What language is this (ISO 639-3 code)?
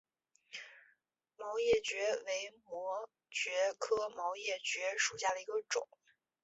zho